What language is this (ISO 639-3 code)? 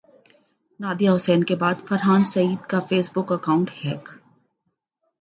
urd